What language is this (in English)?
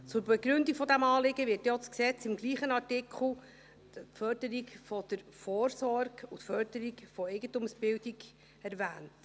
Swiss German